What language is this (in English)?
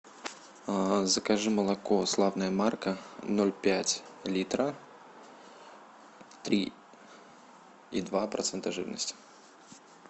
Russian